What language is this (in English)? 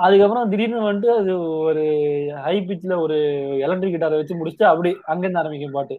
Tamil